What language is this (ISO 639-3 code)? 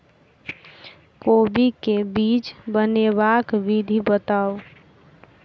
mai